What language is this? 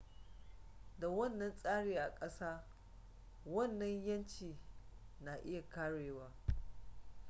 Hausa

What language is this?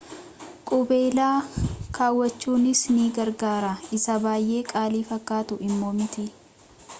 Oromo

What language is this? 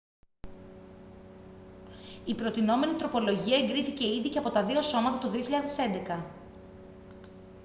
Greek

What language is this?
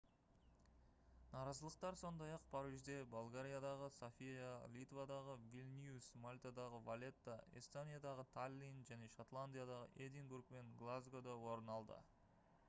Kazakh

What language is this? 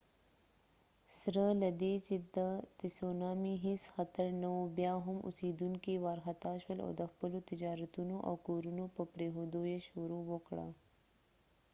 Pashto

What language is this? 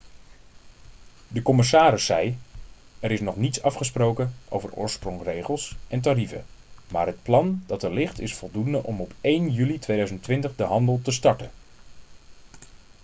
Dutch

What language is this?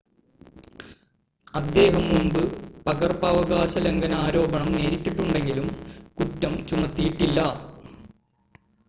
Malayalam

